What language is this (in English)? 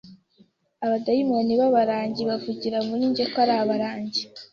Kinyarwanda